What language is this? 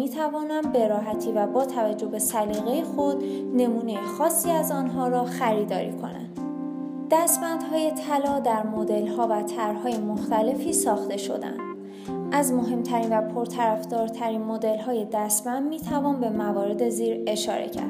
Persian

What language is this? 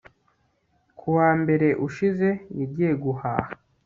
Kinyarwanda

